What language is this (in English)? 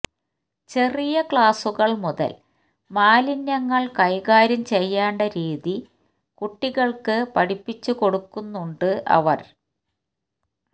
Malayalam